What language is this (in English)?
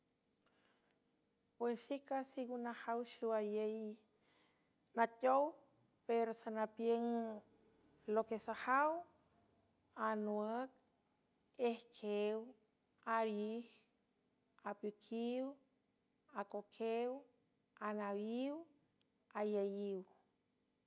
San Francisco Del Mar Huave